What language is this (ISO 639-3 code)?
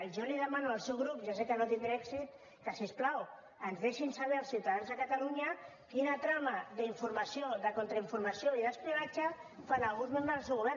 cat